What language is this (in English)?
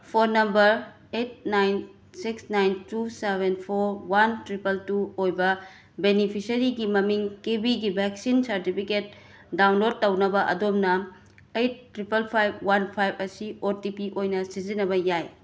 Manipuri